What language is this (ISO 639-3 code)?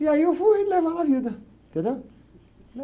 por